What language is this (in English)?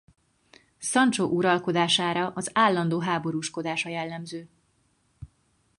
Hungarian